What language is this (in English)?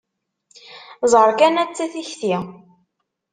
Kabyle